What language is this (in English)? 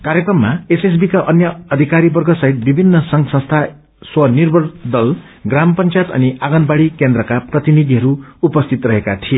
Nepali